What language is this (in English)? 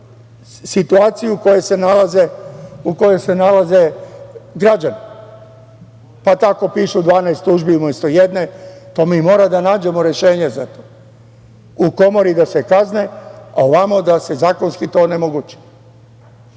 Serbian